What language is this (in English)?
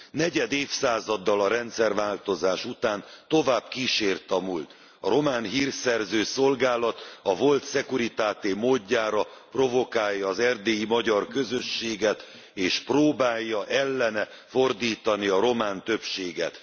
Hungarian